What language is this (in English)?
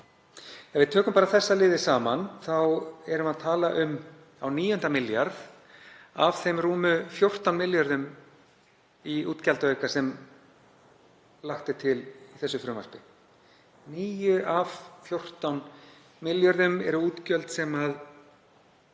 Icelandic